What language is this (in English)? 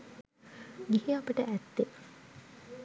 Sinhala